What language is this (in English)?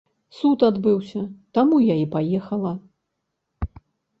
Belarusian